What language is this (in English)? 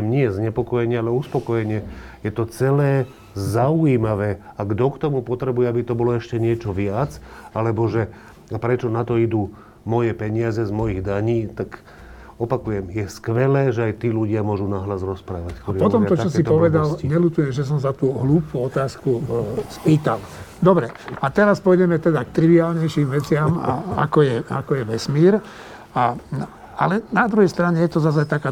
Slovak